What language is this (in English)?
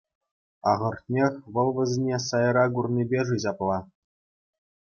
Chuvash